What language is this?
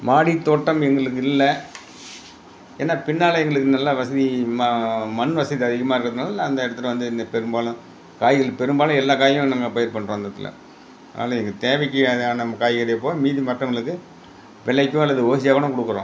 Tamil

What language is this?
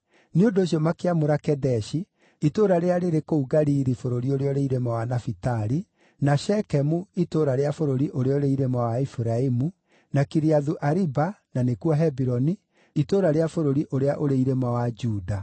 Kikuyu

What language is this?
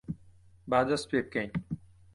Central Kurdish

